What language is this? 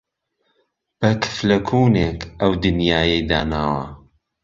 Central Kurdish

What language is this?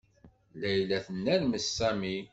Kabyle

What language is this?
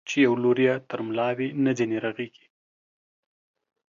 Pashto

